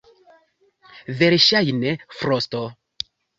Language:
Esperanto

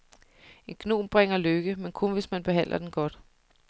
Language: Danish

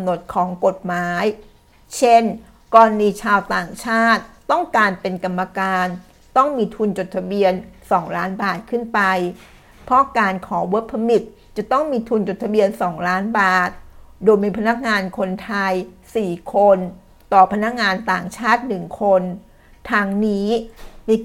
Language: Thai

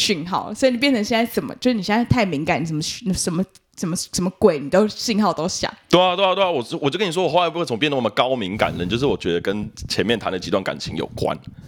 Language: Chinese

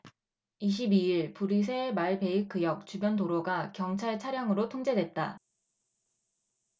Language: Korean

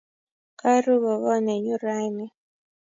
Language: Kalenjin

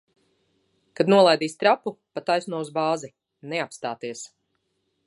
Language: Latvian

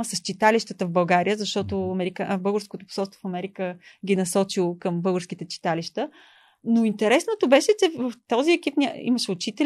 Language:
Bulgarian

